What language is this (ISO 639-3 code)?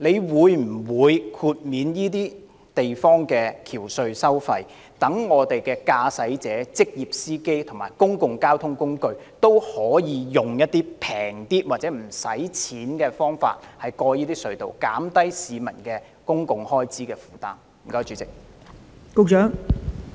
yue